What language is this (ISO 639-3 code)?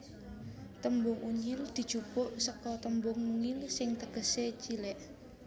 jav